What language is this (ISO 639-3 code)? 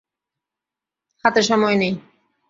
ben